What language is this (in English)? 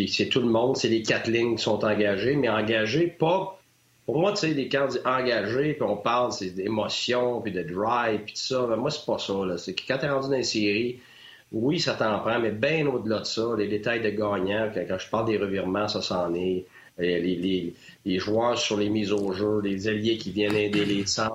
French